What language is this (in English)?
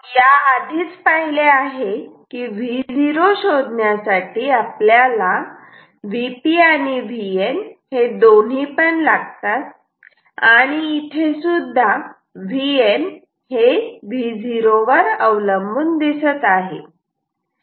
Marathi